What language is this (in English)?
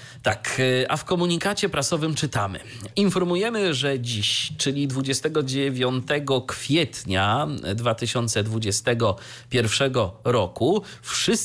Polish